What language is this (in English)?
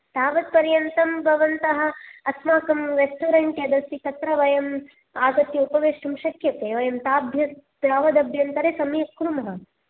Sanskrit